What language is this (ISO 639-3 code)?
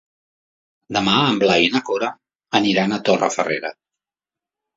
cat